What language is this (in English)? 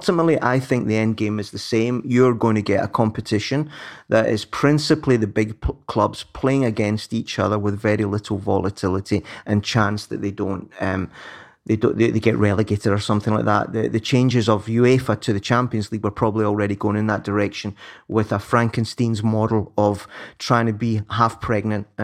English